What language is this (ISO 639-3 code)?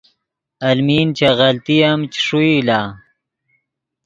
ydg